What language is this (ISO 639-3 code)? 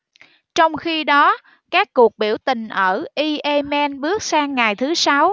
vie